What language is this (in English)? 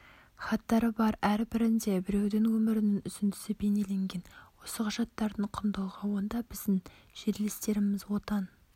Kazakh